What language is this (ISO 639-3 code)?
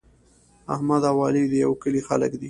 pus